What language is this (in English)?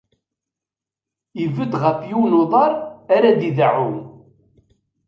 Kabyle